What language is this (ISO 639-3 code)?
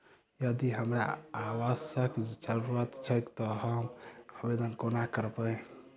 mai